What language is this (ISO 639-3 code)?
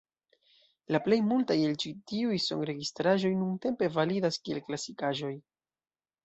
epo